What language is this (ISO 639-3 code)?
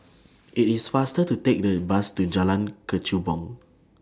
eng